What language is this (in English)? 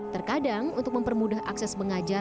Indonesian